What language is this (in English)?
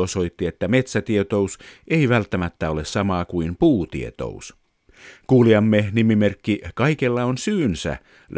Finnish